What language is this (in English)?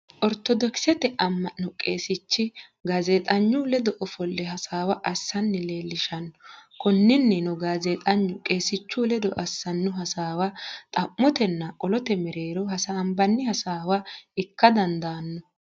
Sidamo